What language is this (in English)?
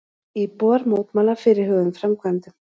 Icelandic